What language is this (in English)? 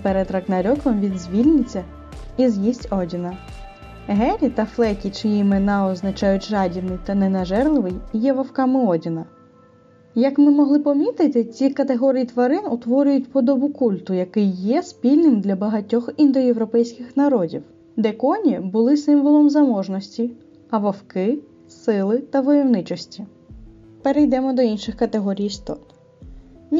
Ukrainian